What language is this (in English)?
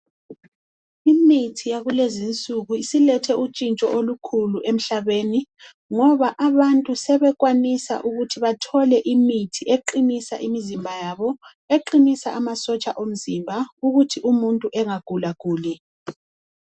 North Ndebele